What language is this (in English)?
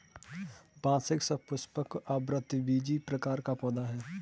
Hindi